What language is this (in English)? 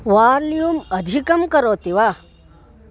Sanskrit